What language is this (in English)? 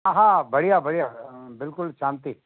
Sindhi